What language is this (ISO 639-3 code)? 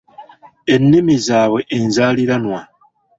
lug